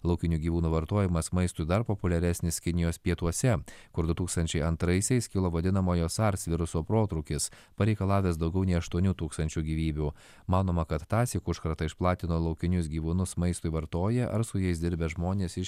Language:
Lithuanian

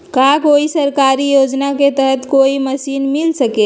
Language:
Magahi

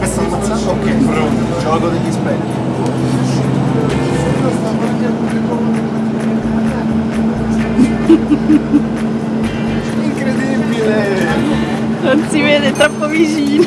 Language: Italian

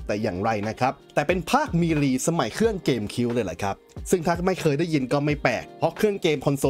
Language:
Thai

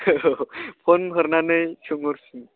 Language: Bodo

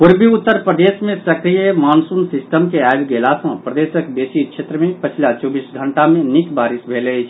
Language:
Maithili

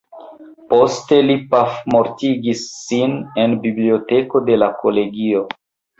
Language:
Esperanto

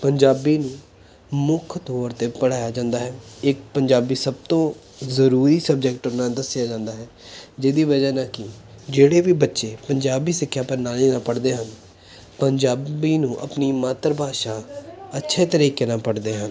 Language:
Punjabi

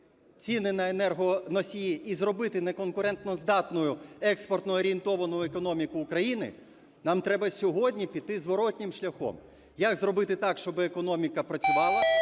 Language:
Ukrainian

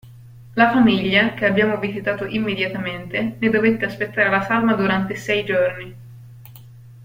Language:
Italian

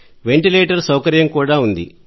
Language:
Telugu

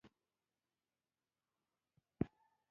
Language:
Pashto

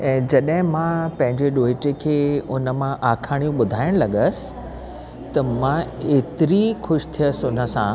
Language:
Sindhi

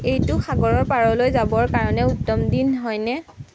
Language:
Assamese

